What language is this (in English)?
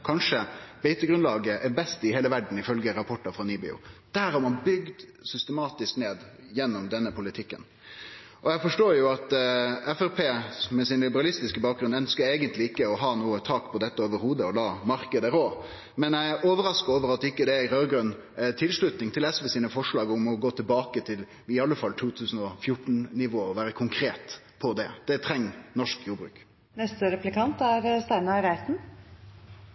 Norwegian